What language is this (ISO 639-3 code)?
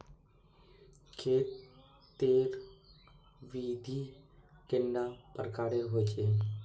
mag